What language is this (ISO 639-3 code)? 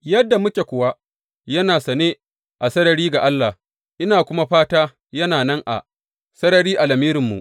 hau